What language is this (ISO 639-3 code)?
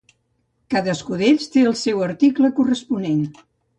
cat